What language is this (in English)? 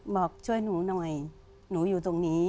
Thai